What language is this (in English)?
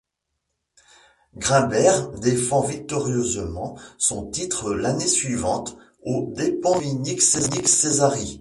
French